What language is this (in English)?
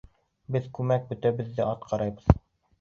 Bashkir